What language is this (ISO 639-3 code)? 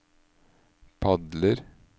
nor